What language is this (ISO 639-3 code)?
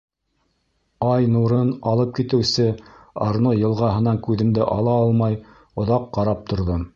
bak